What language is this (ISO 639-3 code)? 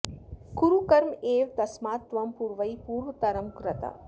san